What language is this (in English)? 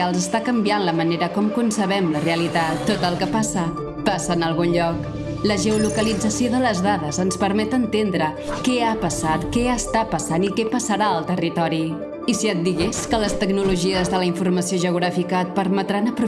Catalan